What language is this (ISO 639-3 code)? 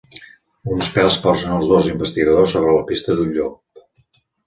cat